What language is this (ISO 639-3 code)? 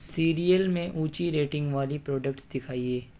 urd